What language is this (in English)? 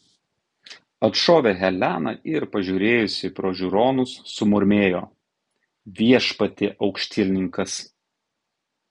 Lithuanian